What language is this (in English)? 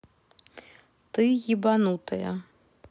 Russian